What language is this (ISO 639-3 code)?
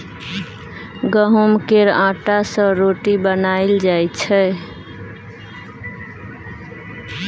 mai